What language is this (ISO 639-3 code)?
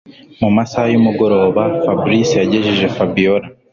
kin